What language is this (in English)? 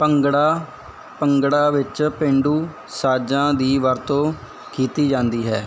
Punjabi